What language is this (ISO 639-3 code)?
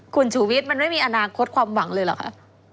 tha